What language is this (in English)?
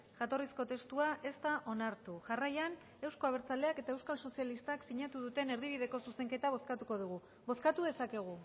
Basque